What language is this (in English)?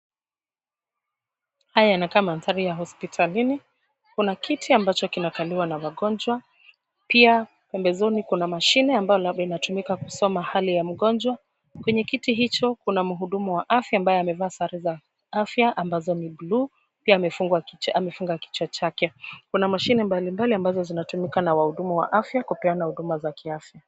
Swahili